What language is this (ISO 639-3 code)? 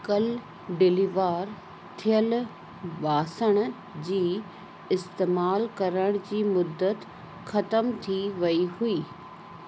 snd